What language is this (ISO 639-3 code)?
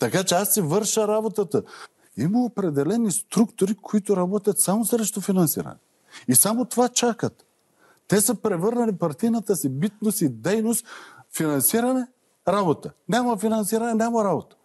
bul